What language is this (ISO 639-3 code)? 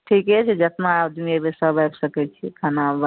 mai